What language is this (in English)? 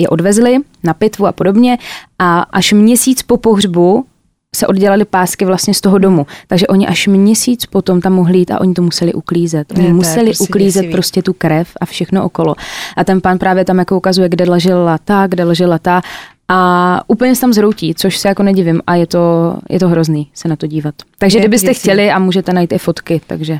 Czech